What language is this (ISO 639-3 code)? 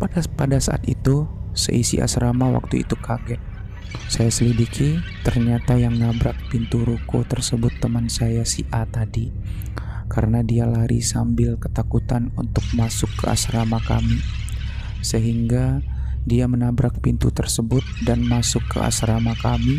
ind